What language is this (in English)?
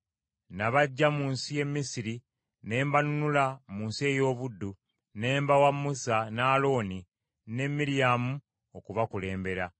Ganda